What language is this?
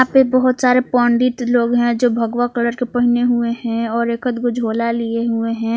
Hindi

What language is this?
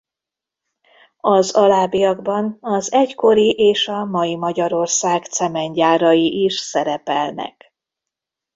Hungarian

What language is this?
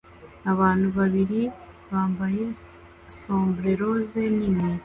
Kinyarwanda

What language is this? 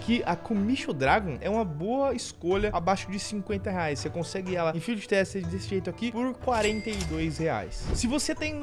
Portuguese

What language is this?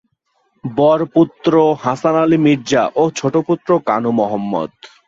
Bangla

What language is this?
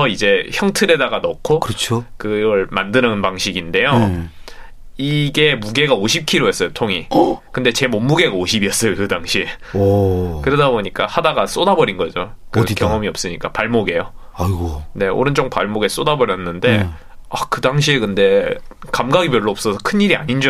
Korean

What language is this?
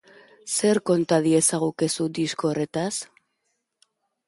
Basque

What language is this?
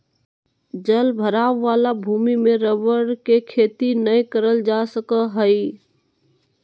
Magahi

